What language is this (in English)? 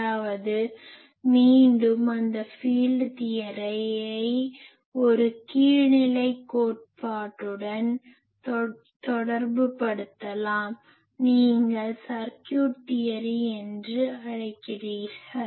Tamil